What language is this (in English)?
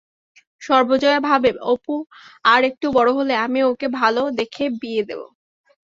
Bangla